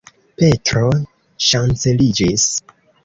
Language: Esperanto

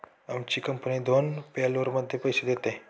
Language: Marathi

